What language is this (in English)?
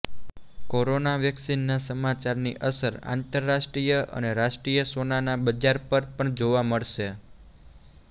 Gujarati